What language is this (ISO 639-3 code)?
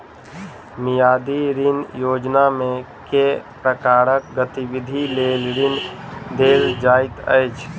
mai